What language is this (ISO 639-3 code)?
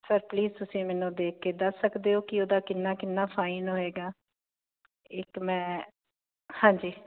pan